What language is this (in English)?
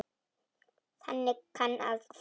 Icelandic